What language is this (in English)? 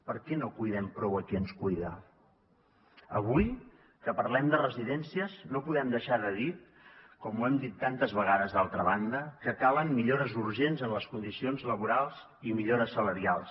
Catalan